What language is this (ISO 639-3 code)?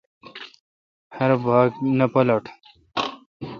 xka